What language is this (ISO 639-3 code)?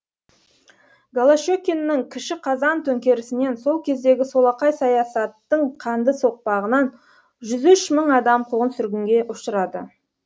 kaz